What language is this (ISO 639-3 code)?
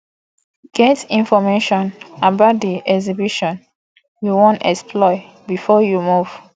pcm